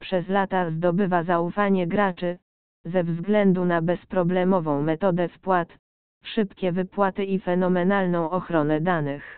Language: Polish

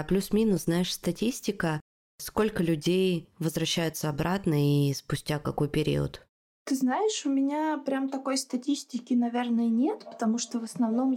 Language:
Russian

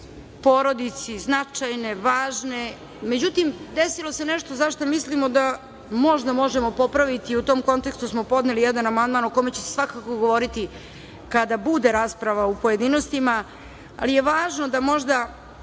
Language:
Serbian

